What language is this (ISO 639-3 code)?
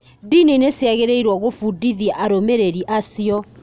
kik